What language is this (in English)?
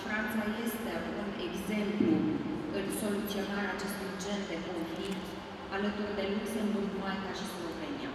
Romanian